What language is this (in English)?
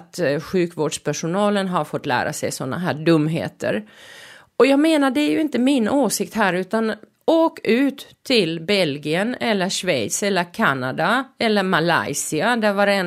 Swedish